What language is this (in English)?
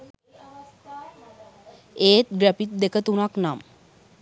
Sinhala